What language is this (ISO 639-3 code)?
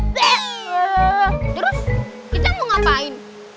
ind